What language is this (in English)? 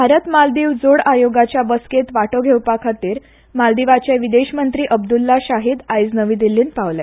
Konkani